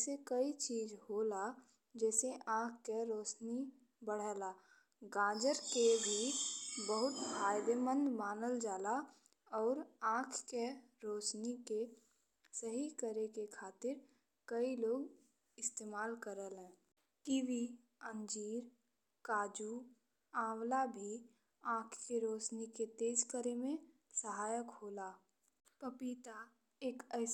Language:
Bhojpuri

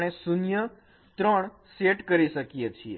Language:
Gujarati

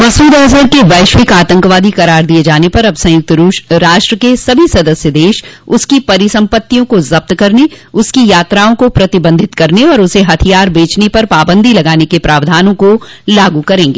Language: Hindi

